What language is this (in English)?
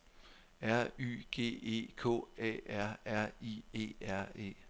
Danish